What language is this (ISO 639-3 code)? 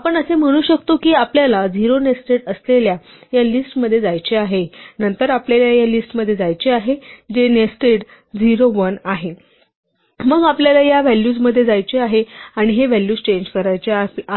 mar